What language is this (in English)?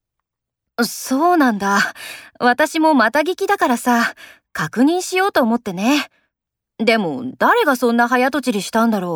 Japanese